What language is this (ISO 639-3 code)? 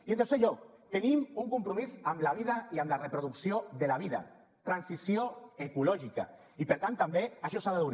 cat